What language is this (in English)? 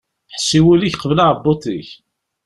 Kabyle